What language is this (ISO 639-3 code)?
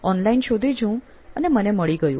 guj